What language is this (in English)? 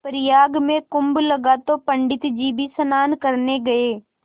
Hindi